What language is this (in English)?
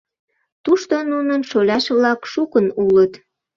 Mari